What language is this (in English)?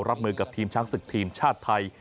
Thai